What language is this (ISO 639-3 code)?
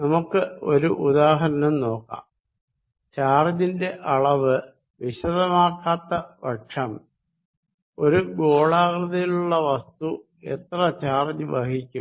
mal